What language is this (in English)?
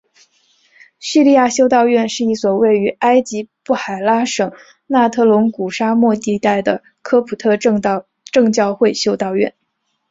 Chinese